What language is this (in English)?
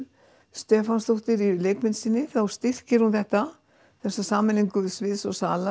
Icelandic